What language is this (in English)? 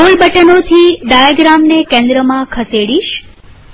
Gujarati